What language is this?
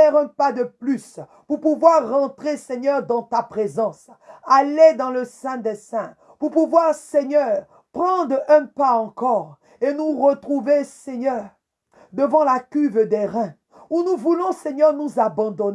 French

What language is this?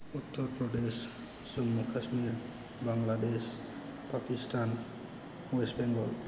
Bodo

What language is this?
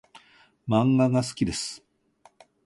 Japanese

